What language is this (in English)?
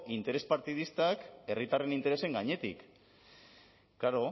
Basque